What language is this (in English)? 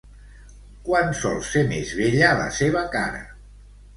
Catalan